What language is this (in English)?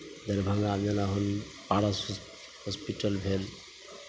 Maithili